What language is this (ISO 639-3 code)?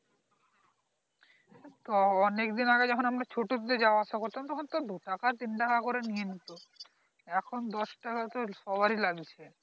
ben